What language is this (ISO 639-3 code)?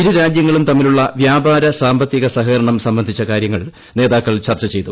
mal